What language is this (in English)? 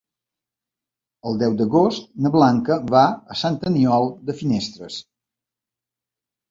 Catalan